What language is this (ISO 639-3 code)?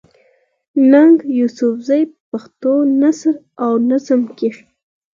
pus